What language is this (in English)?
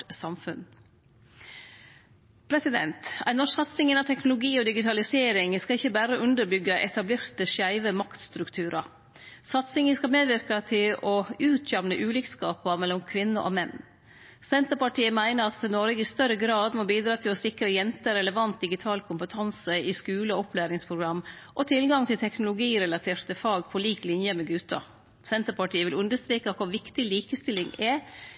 Norwegian Nynorsk